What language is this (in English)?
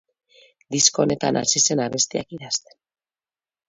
Basque